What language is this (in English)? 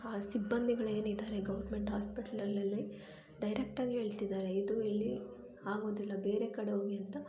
Kannada